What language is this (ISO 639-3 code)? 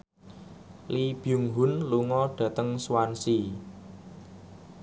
jav